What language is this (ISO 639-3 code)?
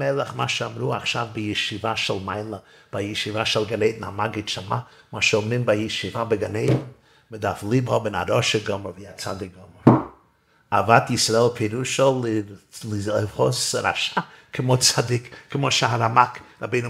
heb